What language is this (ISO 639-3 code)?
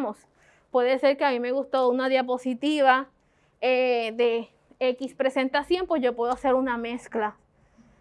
spa